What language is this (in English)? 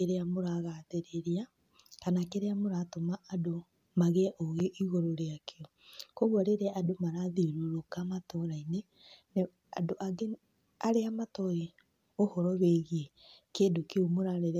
Kikuyu